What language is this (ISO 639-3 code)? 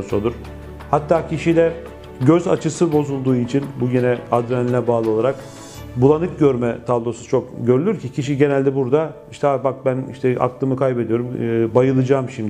tur